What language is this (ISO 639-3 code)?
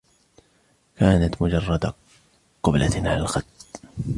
ara